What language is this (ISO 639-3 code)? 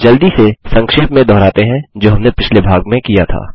hin